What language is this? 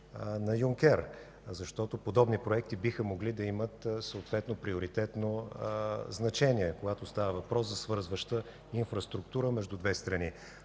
Bulgarian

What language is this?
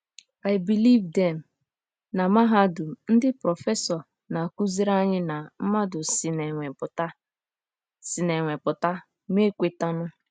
Igbo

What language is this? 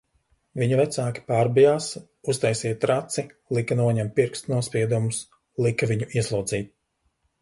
Latvian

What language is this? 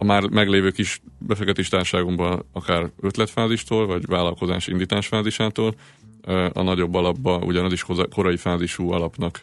Hungarian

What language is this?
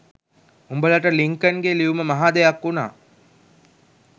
Sinhala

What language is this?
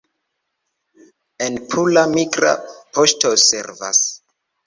Esperanto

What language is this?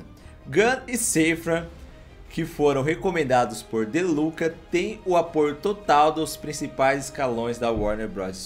Portuguese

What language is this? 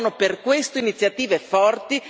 Italian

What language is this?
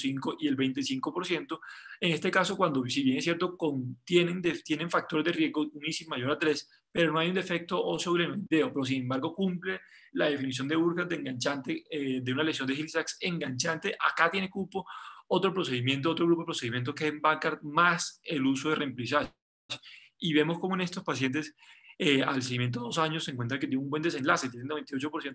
Spanish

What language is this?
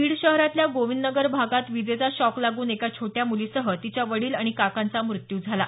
Marathi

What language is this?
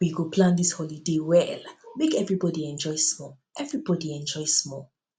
Nigerian Pidgin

